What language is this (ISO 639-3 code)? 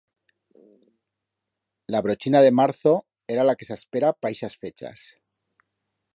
arg